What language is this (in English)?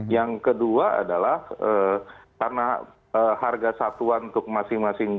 Indonesian